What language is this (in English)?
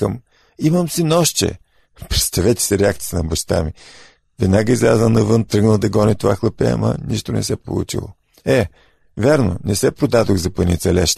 Bulgarian